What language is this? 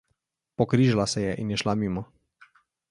Slovenian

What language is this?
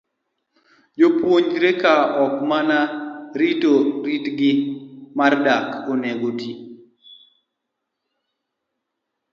Luo (Kenya and Tanzania)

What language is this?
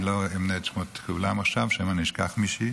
Hebrew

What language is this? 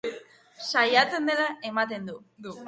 Basque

